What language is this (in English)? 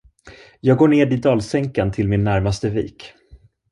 Swedish